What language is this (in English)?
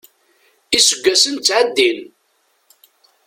Kabyle